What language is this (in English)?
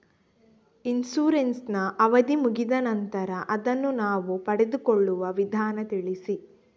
Kannada